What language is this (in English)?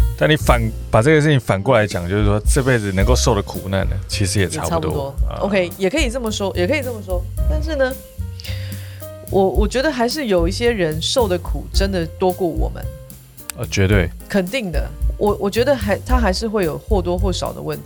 Chinese